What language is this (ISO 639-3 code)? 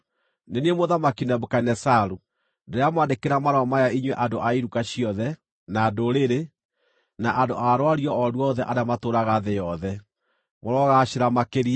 kik